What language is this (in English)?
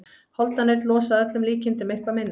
Icelandic